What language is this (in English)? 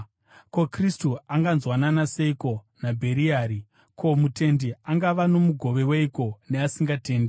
Shona